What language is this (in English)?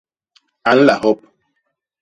Basaa